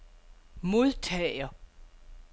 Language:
Danish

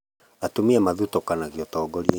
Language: Kikuyu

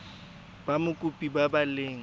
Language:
Tswana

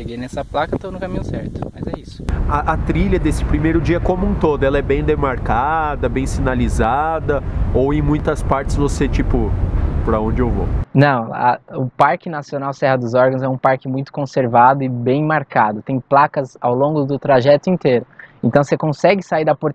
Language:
Portuguese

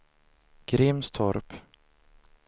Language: Swedish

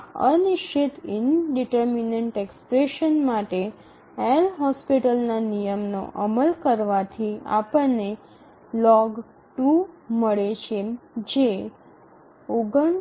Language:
Gujarati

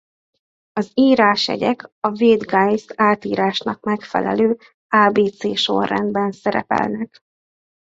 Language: Hungarian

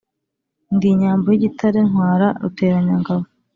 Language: Kinyarwanda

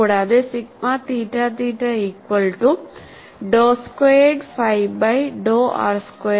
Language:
Malayalam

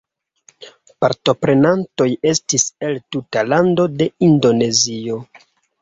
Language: Esperanto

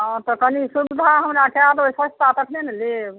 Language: Maithili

